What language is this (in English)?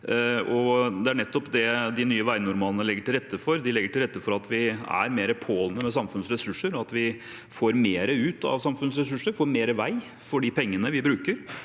Norwegian